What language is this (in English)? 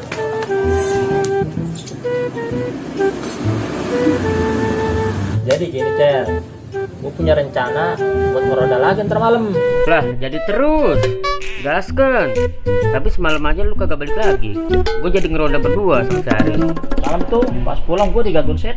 Indonesian